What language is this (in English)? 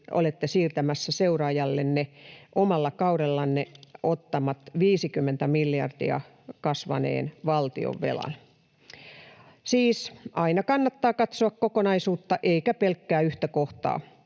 Finnish